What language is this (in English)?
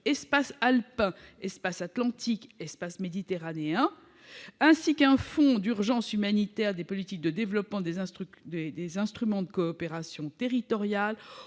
French